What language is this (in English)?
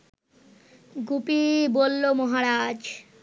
Bangla